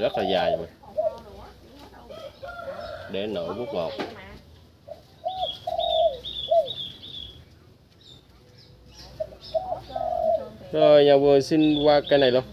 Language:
Vietnamese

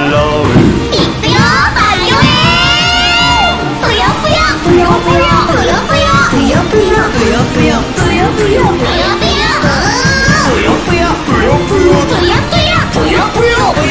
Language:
Japanese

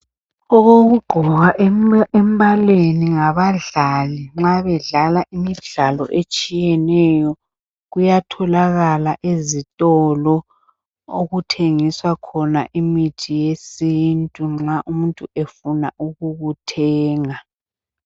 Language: North Ndebele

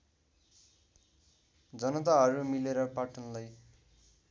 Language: Nepali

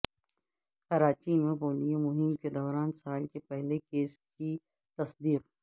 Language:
Urdu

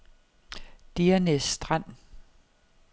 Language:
Danish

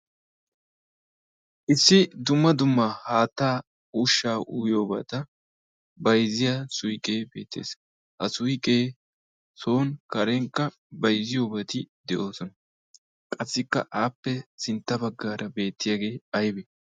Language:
Wolaytta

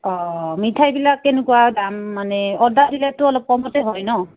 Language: Assamese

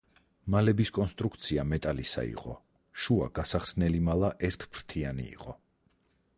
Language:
Georgian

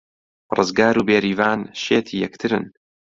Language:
Central Kurdish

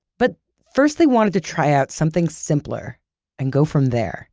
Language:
English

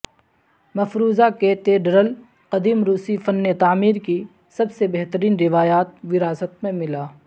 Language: Urdu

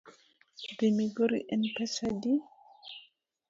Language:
Luo (Kenya and Tanzania)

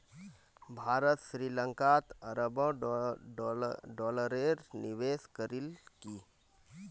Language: Magahi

